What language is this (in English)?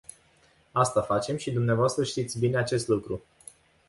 Romanian